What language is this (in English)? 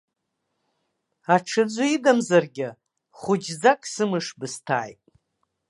Abkhazian